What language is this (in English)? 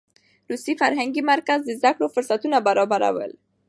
Pashto